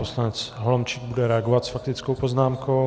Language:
Czech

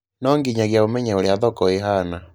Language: Kikuyu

